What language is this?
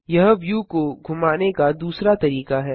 Hindi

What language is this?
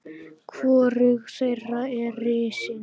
Icelandic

